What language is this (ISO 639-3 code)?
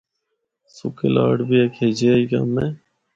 hno